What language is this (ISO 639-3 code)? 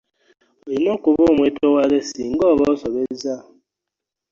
lug